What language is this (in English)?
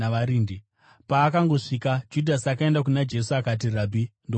Shona